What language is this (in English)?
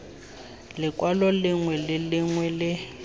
Tswana